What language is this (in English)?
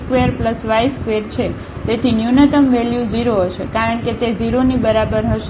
Gujarati